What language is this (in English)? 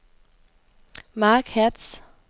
Danish